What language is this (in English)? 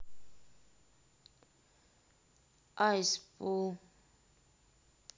Russian